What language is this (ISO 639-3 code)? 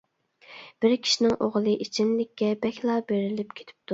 uig